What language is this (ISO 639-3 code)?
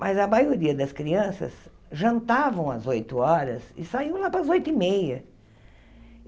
por